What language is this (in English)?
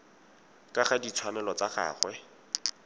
Tswana